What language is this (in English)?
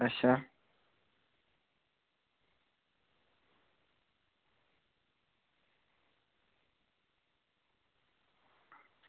Dogri